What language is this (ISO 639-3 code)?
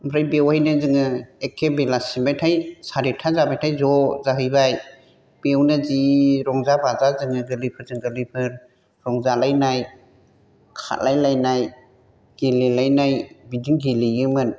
brx